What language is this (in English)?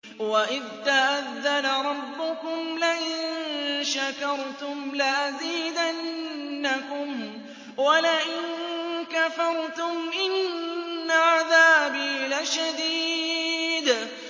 Arabic